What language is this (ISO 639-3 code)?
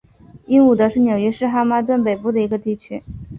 zho